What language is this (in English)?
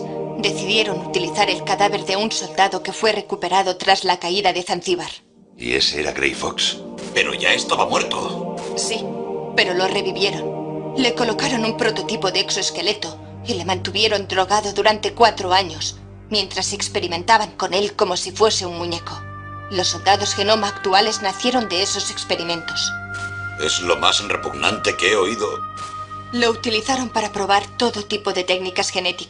Spanish